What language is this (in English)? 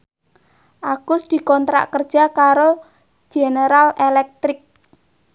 Javanese